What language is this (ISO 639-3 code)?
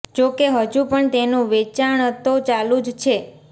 guj